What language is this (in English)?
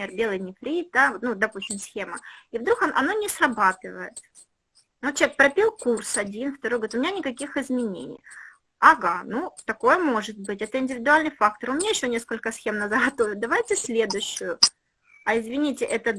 Russian